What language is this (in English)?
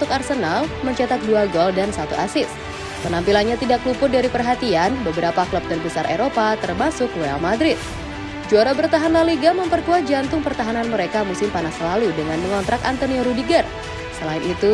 Indonesian